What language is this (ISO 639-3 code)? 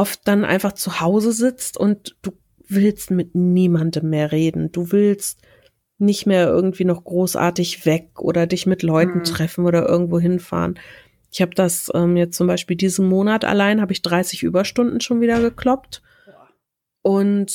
deu